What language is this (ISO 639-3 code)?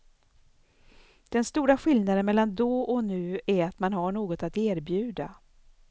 swe